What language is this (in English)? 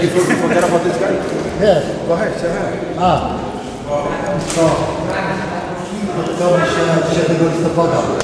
Polish